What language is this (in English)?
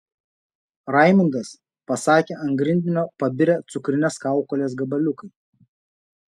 Lithuanian